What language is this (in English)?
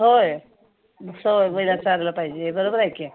Marathi